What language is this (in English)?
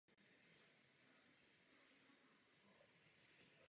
Czech